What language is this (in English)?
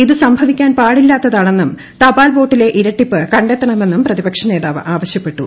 Malayalam